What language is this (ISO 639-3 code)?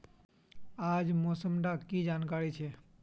mag